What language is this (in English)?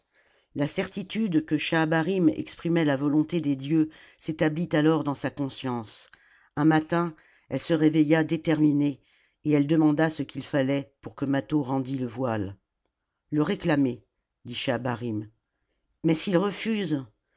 French